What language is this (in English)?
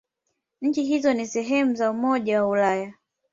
Swahili